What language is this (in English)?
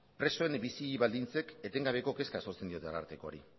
Basque